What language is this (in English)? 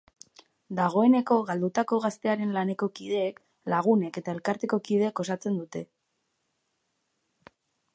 Basque